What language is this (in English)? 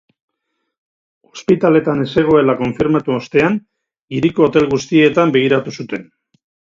Basque